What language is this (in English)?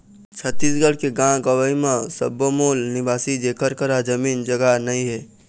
Chhattisgarhi